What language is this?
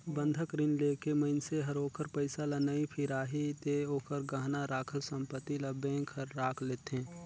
Chhattisgarhi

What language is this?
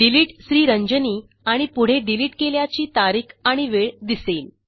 Marathi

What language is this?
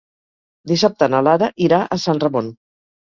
Catalan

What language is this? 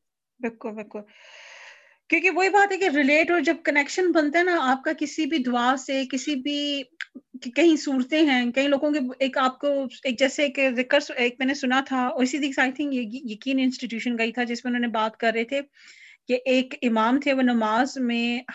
Punjabi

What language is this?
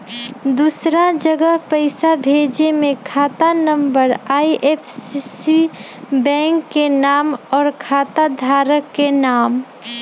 Magahi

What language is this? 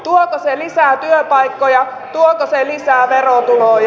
Finnish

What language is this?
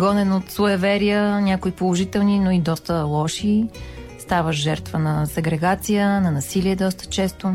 Bulgarian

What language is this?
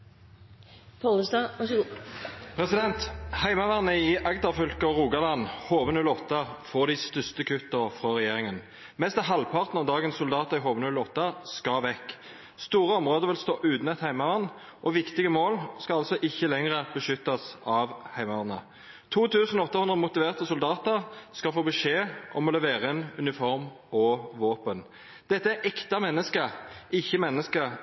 Norwegian Nynorsk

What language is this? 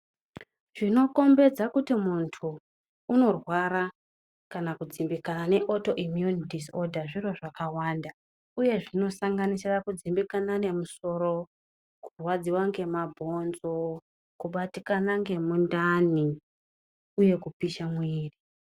Ndau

